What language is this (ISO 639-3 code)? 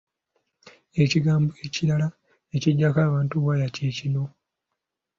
lug